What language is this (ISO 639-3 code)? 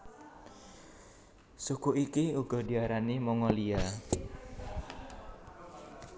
jav